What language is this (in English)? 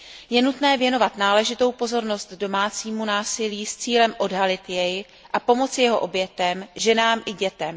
Czech